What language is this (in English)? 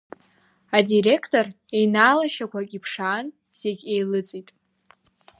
Abkhazian